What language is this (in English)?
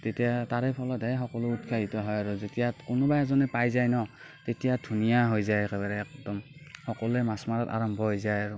Assamese